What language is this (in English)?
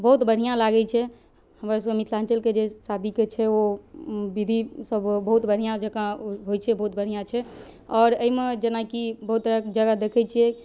Maithili